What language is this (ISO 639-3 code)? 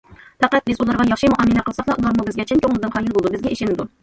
uig